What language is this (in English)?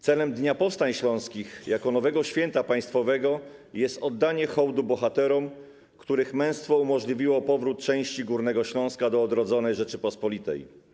Polish